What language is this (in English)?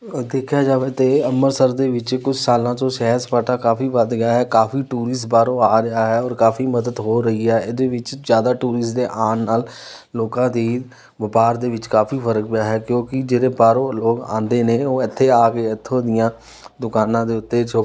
Punjabi